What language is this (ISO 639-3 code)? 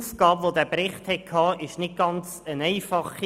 gsw